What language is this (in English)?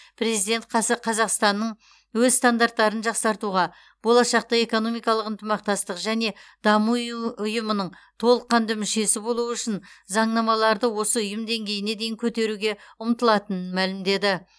Kazakh